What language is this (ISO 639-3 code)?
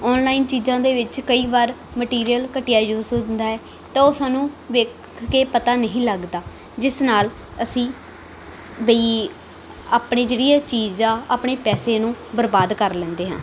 pan